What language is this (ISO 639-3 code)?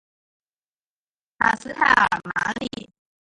zho